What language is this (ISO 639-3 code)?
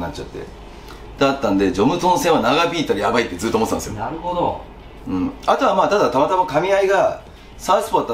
jpn